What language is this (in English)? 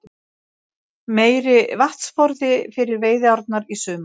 Icelandic